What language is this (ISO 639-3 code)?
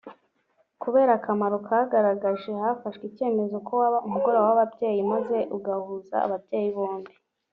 kin